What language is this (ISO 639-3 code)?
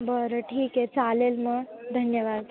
mar